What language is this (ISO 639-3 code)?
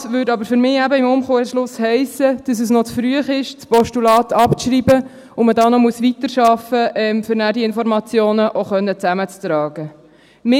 gsw